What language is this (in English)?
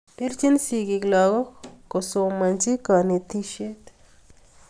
Kalenjin